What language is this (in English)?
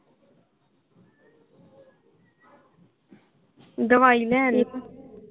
Punjabi